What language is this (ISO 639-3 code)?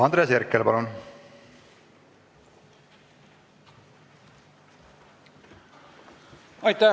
est